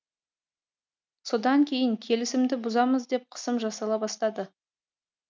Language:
Kazakh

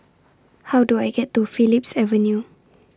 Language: English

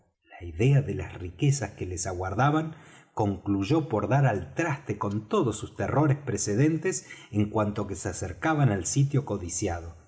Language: Spanish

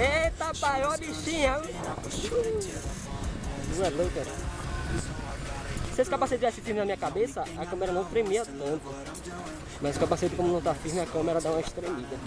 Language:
Portuguese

